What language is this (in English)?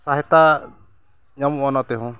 Santali